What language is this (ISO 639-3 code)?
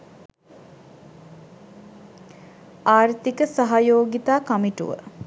sin